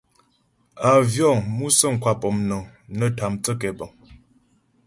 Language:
Ghomala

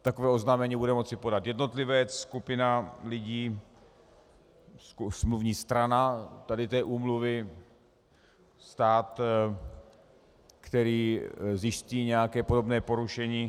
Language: Czech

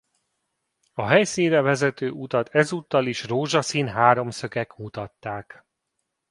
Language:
Hungarian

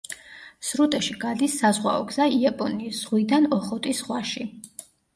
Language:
Georgian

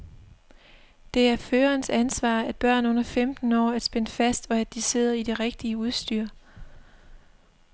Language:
Danish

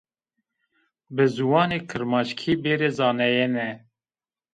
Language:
Zaza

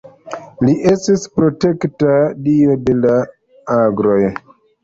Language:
Esperanto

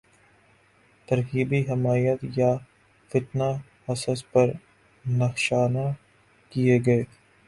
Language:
Urdu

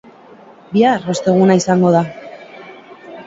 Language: Basque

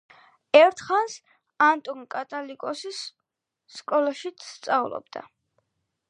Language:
Georgian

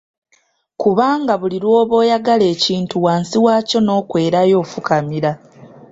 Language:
Ganda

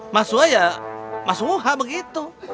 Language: Indonesian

